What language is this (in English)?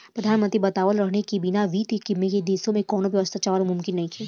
Bhojpuri